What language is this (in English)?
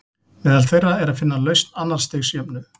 Icelandic